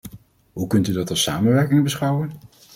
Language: Dutch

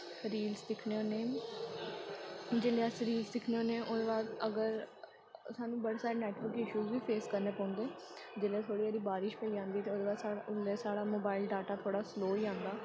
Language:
Dogri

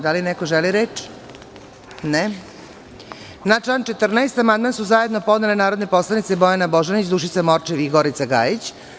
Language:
Serbian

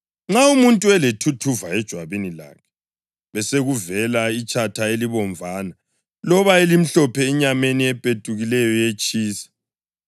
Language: North Ndebele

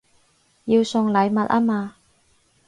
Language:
Cantonese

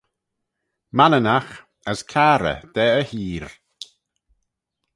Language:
Manx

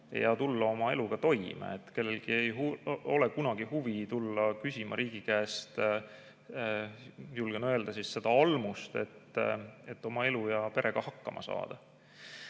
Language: Estonian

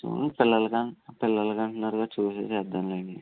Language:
Telugu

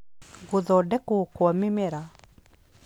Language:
Kikuyu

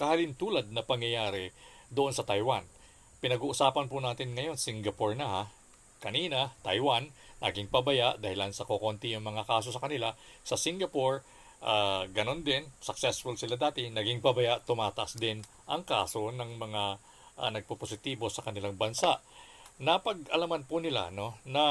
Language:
Filipino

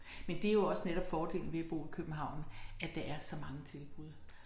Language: Danish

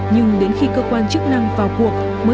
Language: Vietnamese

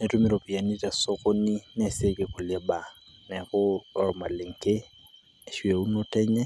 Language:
Masai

